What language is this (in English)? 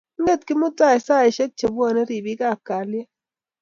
Kalenjin